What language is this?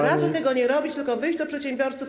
Polish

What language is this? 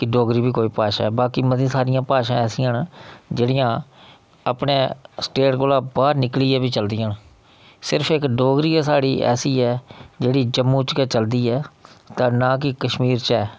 Dogri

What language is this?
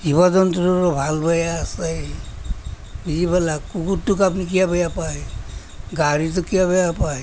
Assamese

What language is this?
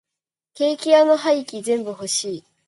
Japanese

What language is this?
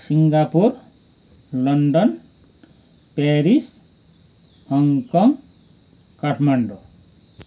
Nepali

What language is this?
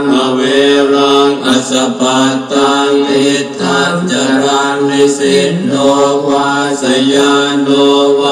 Romanian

